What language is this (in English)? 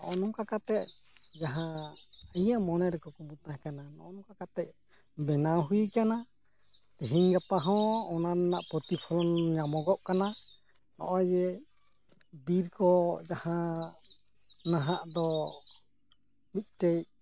Santali